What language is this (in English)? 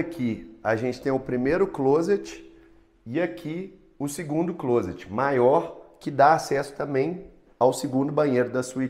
Portuguese